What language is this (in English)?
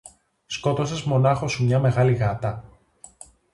Greek